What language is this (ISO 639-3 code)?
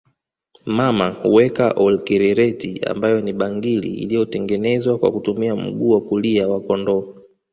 swa